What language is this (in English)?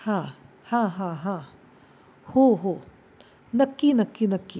Marathi